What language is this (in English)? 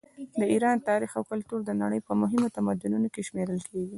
Pashto